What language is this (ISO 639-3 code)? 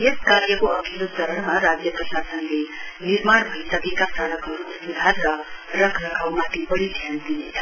nep